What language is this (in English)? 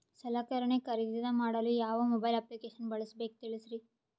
Kannada